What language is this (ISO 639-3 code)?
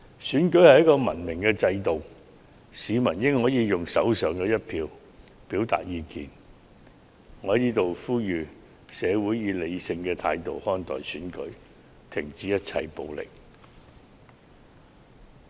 yue